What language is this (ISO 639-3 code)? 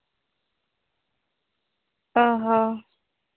sat